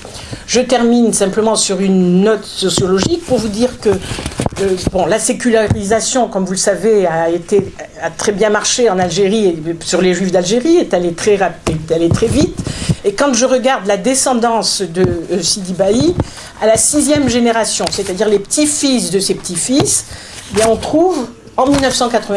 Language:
French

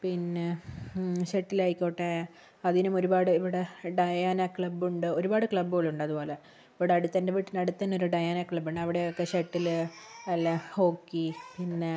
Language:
Malayalam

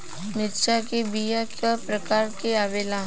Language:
Bhojpuri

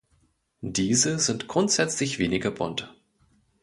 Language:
German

